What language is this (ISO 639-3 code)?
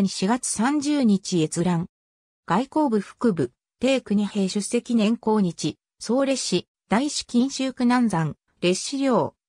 jpn